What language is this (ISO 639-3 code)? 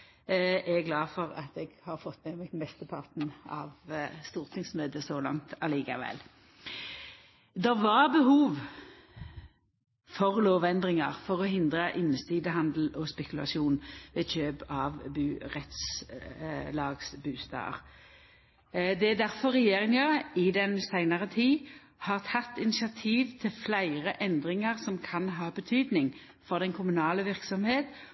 nno